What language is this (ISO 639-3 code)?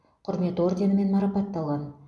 kaz